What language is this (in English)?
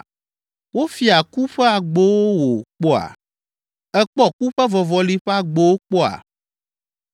Ewe